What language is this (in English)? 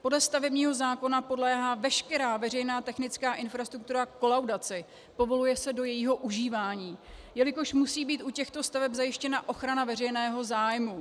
Czech